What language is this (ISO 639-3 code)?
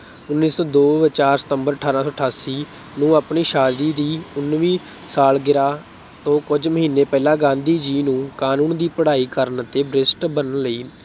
pan